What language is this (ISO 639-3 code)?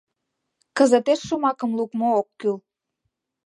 chm